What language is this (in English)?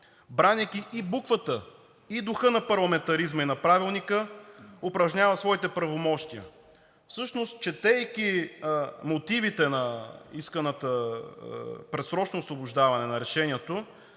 Bulgarian